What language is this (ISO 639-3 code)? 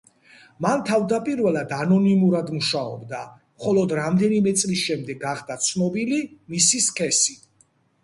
kat